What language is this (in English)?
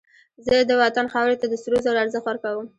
Pashto